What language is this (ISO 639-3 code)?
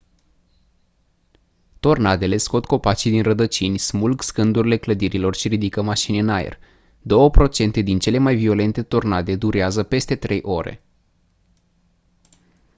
ron